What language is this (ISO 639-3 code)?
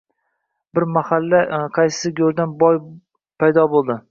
uzb